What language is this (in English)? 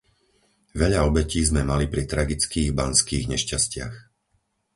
Slovak